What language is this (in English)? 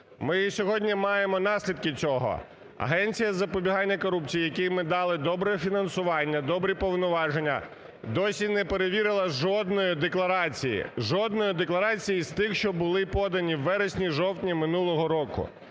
Ukrainian